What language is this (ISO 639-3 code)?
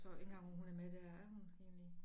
dan